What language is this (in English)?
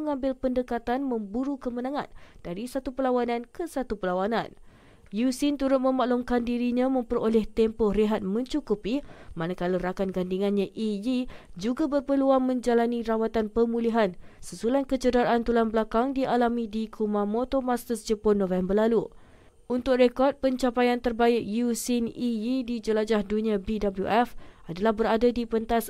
Malay